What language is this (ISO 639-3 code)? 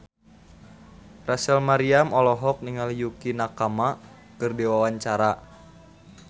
sun